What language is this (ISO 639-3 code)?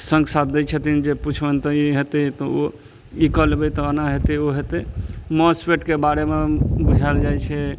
mai